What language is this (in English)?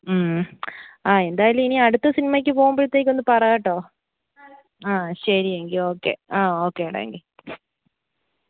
Malayalam